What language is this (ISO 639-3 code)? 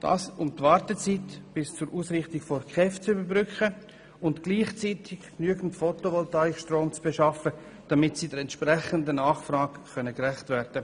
gsw